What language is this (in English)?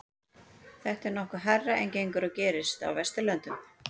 Icelandic